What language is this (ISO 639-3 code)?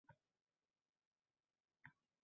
uzb